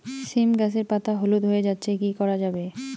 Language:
Bangla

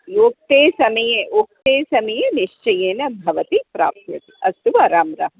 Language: Sanskrit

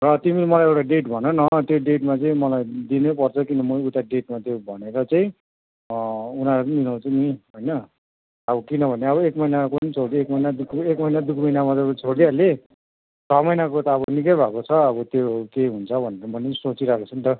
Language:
Nepali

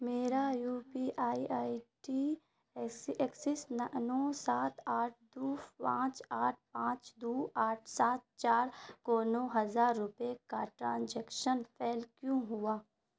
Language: Urdu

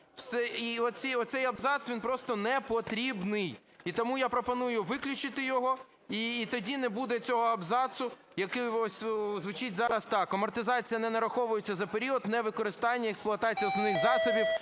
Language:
Ukrainian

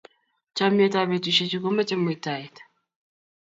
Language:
Kalenjin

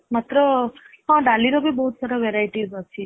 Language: Odia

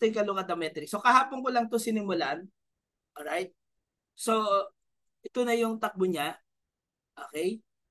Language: Filipino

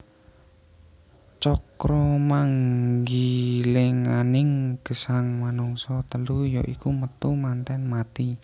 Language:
Javanese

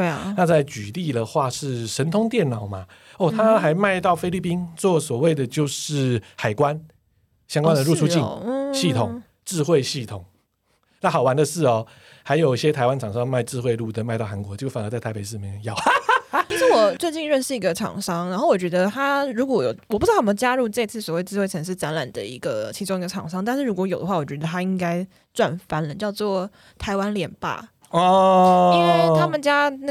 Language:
Chinese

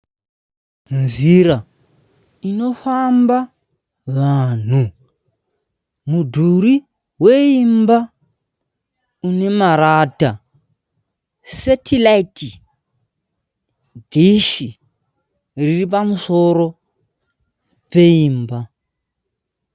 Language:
Shona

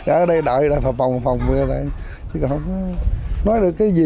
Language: Vietnamese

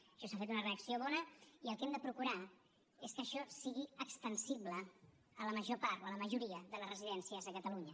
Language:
Catalan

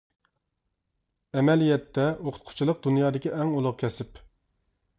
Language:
Uyghur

